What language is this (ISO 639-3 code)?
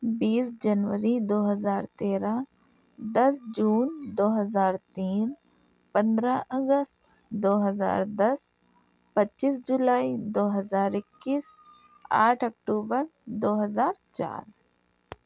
urd